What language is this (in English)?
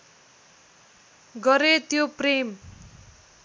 Nepali